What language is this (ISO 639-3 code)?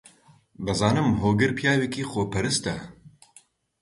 ckb